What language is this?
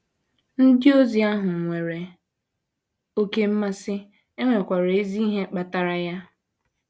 Igbo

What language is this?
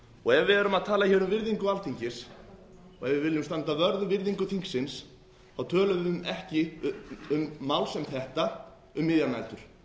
Icelandic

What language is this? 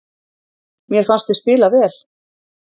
Icelandic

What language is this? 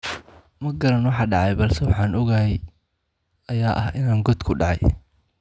Somali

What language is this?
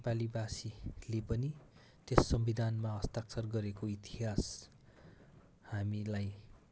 Nepali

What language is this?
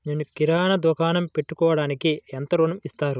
Telugu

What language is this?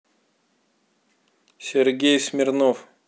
Russian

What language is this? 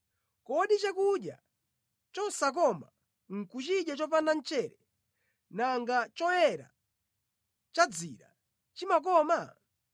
Nyanja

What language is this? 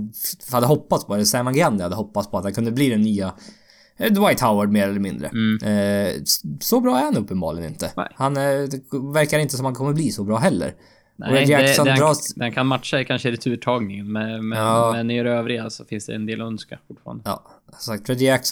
Swedish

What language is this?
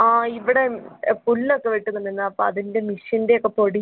Malayalam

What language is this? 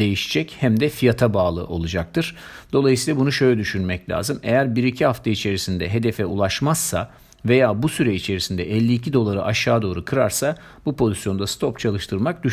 Turkish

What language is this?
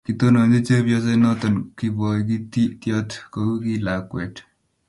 Kalenjin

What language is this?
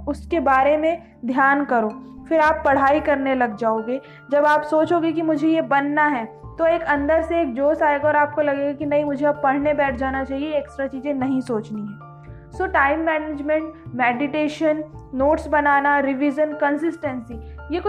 Hindi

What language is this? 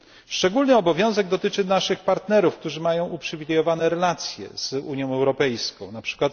Polish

